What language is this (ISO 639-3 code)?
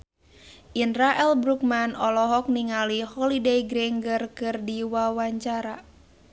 sun